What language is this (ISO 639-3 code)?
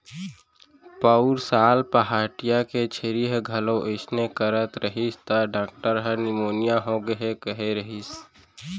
hne